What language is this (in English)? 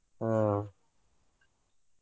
Kannada